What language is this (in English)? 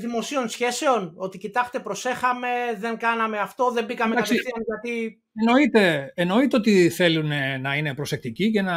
Greek